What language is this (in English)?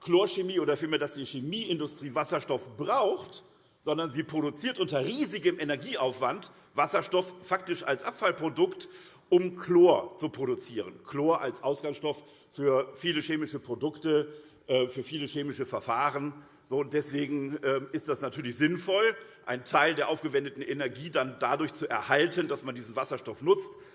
German